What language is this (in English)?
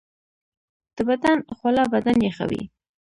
Pashto